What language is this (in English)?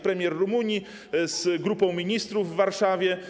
Polish